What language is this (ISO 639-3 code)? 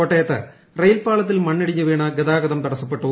mal